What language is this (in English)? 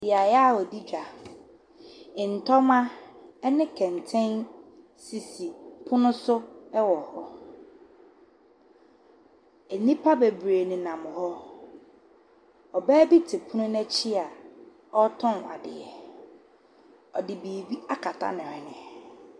Akan